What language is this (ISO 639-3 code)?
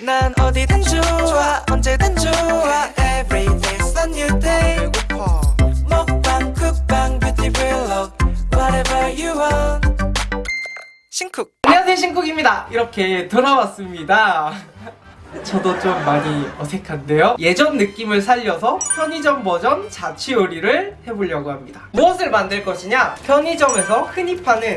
kor